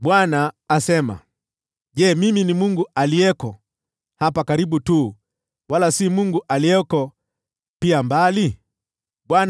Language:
Swahili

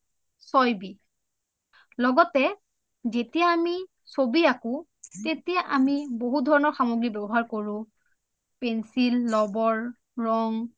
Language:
Assamese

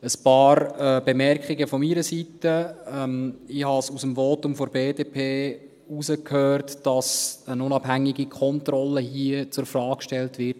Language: Swiss German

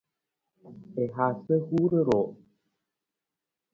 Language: Nawdm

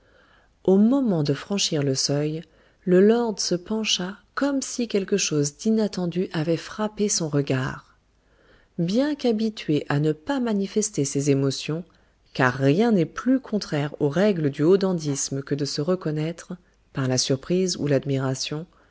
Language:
French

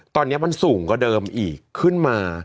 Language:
Thai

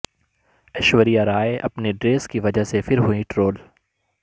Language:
Urdu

